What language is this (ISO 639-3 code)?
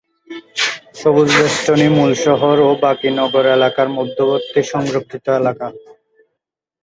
ben